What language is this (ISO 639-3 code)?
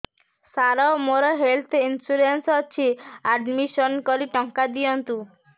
ori